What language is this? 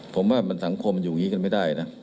Thai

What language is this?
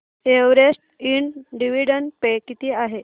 Marathi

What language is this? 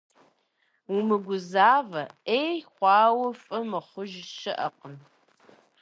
Kabardian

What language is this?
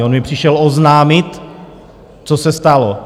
Czech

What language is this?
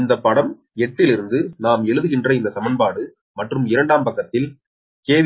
Tamil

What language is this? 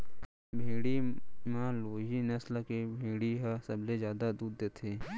Chhattisgarhi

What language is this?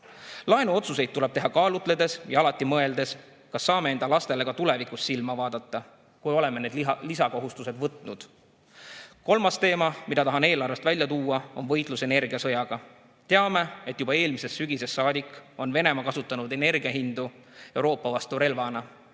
Estonian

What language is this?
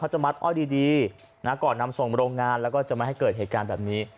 Thai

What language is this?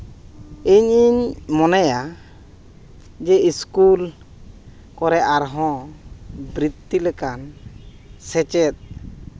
Santali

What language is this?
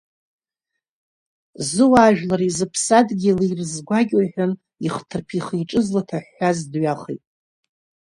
Abkhazian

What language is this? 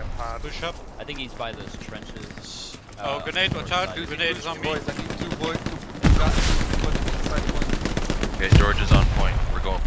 English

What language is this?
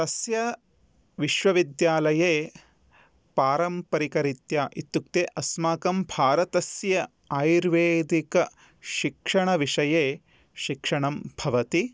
Sanskrit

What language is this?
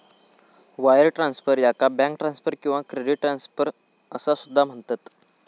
Marathi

